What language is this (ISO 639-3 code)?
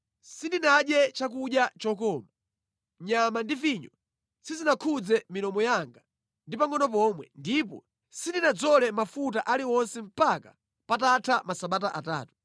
nya